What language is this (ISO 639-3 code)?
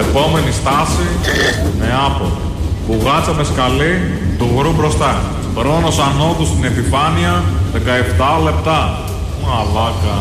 ell